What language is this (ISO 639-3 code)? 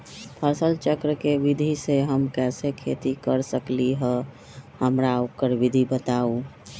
mag